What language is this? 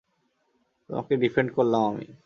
Bangla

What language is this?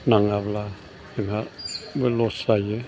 Bodo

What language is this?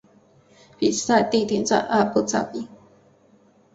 Chinese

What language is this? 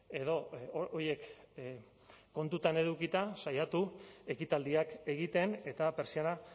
Basque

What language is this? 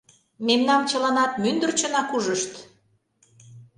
Mari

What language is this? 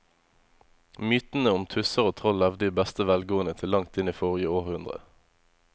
Norwegian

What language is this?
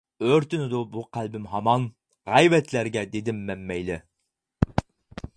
Uyghur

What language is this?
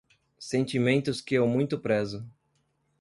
Portuguese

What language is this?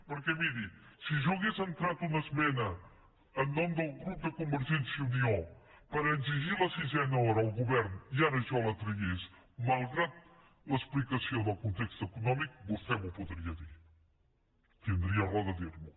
Catalan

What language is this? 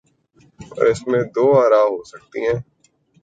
Urdu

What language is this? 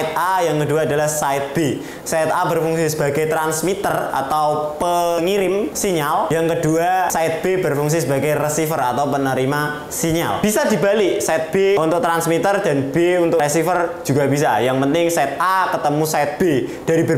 Indonesian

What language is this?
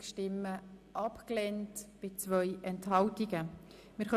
Swiss German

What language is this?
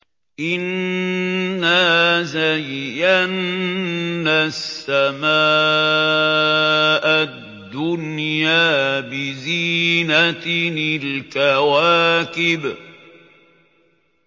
Arabic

